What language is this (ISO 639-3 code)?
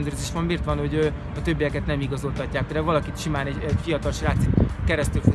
hun